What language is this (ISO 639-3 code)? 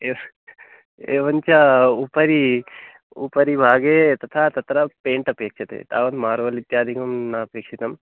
san